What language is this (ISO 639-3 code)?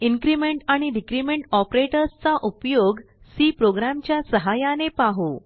mar